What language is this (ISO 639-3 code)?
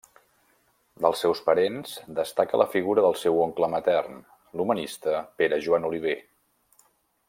cat